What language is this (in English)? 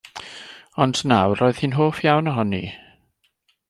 Welsh